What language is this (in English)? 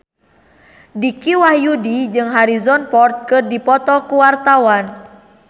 Sundanese